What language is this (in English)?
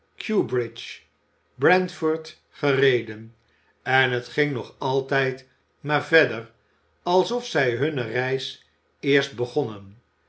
Dutch